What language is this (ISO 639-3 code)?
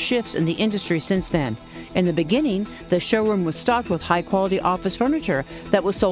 eng